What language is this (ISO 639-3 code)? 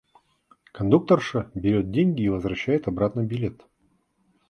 rus